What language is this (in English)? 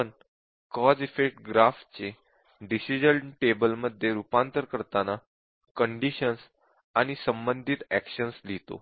Marathi